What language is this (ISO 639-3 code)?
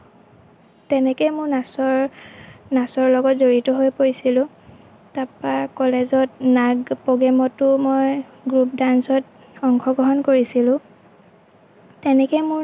asm